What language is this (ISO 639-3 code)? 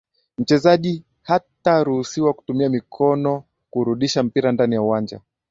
swa